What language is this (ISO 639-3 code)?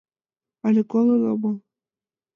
chm